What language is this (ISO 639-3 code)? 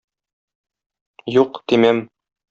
tat